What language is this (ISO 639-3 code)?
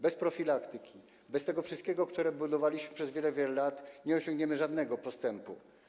pol